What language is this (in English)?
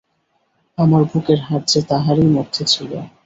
Bangla